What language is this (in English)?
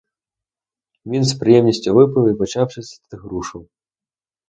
Ukrainian